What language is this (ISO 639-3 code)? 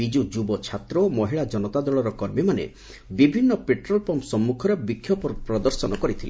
ori